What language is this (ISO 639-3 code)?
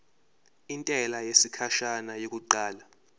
zul